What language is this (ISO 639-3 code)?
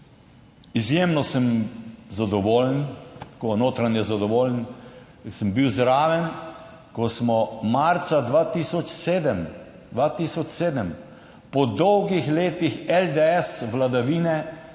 slv